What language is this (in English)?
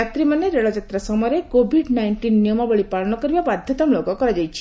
Odia